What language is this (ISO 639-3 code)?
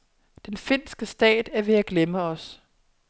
dan